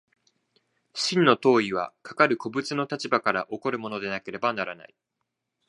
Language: Japanese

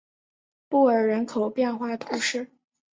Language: Chinese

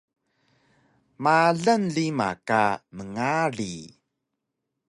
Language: Taroko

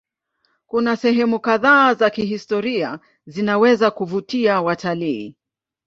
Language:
Swahili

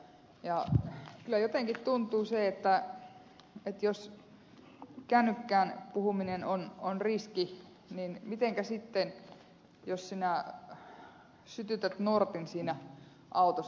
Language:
Finnish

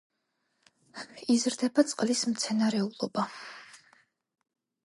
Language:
Georgian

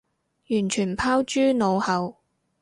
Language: Cantonese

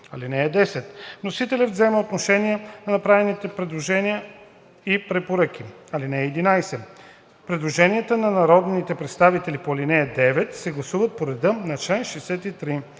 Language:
Bulgarian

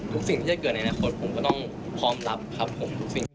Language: Thai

